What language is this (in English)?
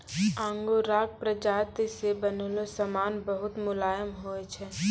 Maithili